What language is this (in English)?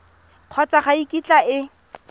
Tswana